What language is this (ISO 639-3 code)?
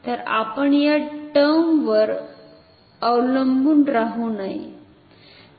mar